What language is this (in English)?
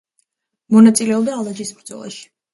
Georgian